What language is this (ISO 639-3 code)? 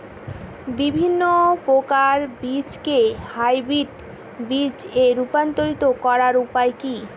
ben